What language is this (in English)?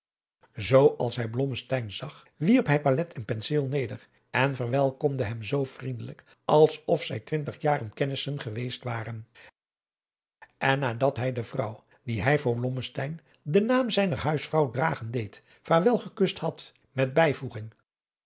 Dutch